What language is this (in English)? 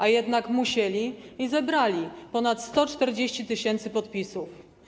Polish